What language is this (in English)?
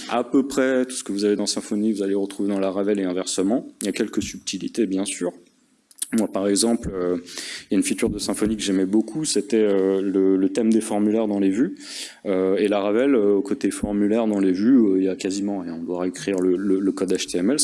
French